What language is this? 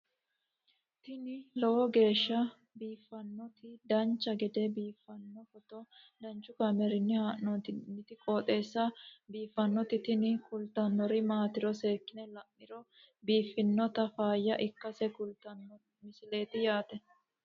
Sidamo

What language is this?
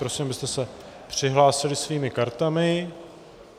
Czech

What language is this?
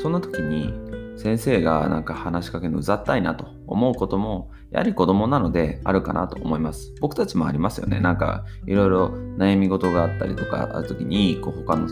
Japanese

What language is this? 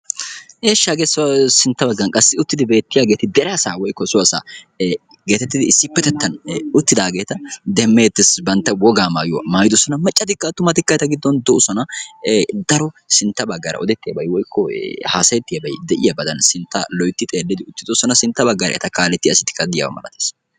Wolaytta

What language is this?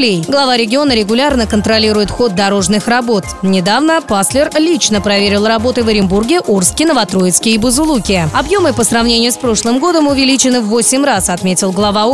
Russian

